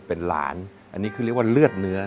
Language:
Thai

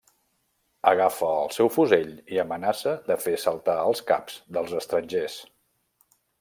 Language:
Catalan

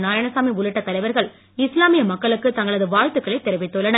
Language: Tamil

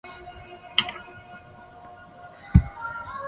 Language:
Chinese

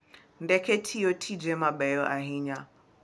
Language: Luo (Kenya and Tanzania)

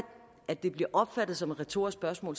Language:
Danish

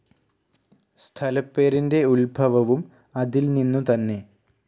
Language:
Malayalam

